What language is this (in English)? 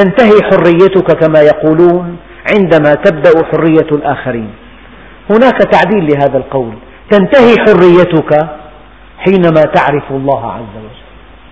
Arabic